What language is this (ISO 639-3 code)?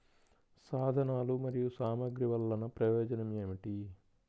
tel